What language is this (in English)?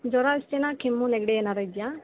Kannada